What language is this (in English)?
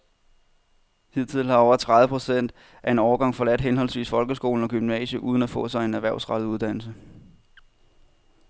Danish